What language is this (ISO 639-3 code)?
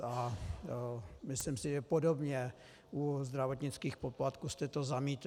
ces